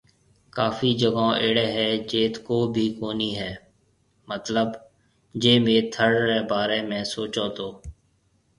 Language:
Marwari (Pakistan)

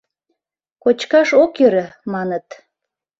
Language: Mari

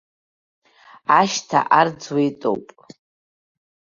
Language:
Abkhazian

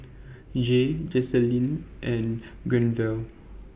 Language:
English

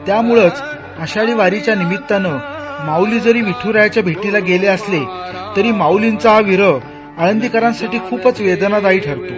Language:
Marathi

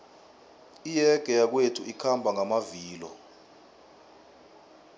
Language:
South Ndebele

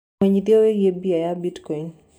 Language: Kikuyu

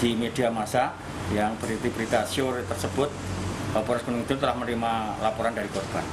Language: Indonesian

